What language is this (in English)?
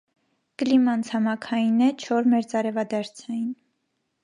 Armenian